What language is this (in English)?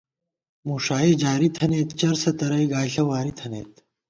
Gawar-Bati